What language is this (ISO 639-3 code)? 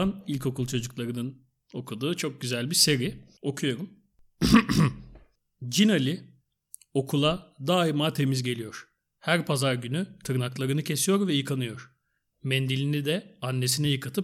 tur